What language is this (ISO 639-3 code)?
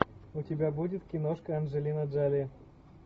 rus